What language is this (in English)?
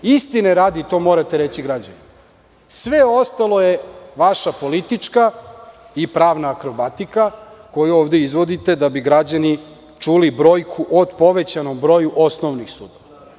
Serbian